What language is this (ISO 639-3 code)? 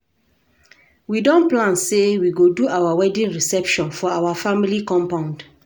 pcm